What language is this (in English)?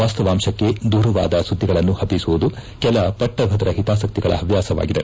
Kannada